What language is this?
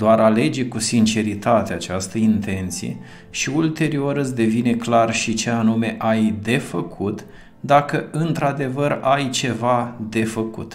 Romanian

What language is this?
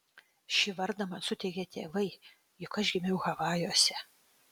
Lithuanian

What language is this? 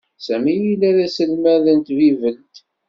Kabyle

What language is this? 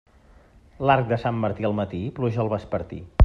Catalan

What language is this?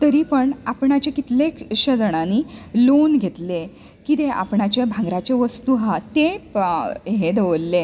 Konkani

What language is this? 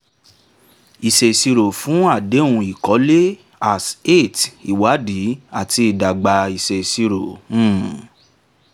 Yoruba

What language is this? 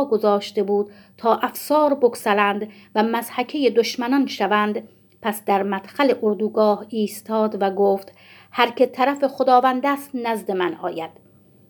Persian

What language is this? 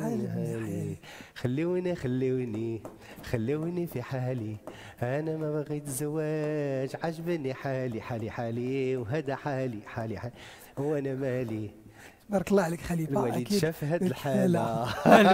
Arabic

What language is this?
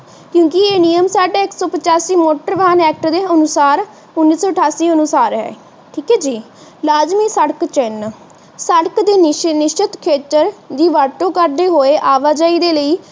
Punjabi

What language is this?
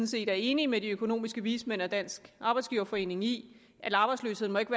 Danish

